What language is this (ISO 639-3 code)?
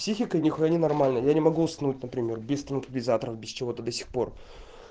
rus